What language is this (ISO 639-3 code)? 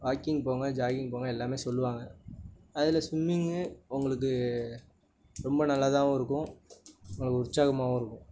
tam